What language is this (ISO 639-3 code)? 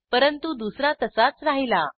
mar